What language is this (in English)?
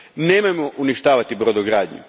Croatian